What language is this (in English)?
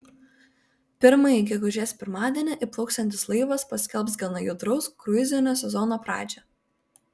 Lithuanian